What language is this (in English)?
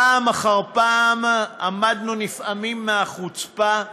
Hebrew